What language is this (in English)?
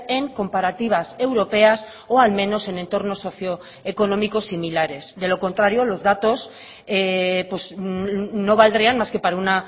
Spanish